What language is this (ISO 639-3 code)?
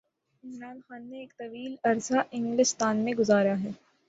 urd